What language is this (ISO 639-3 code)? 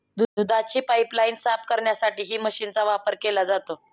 mar